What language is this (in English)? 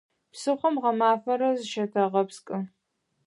Adyghe